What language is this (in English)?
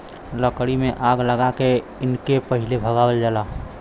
Bhojpuri